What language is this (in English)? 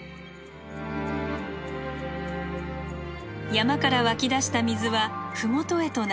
Japanese